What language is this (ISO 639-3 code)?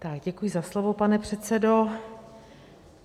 ces